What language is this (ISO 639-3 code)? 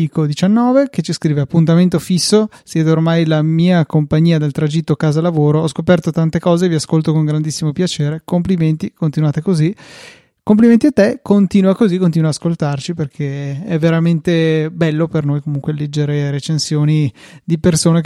ita